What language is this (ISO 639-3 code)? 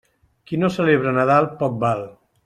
cat